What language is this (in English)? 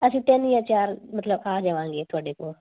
Punjabi